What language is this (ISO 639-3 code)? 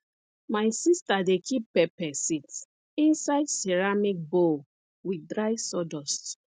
pcm